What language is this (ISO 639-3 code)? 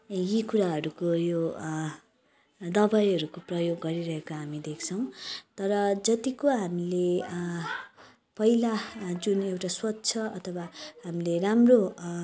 nep